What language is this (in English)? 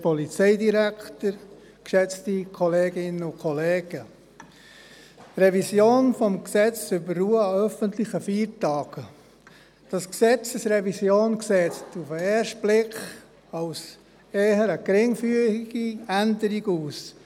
Swiss German